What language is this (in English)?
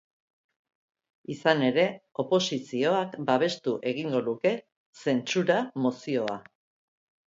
Basque